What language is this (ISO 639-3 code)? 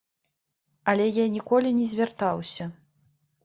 bel